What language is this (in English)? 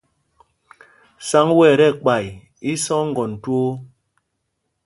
Mpumpong